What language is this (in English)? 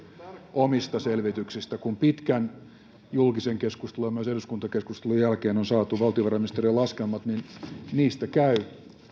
Finnish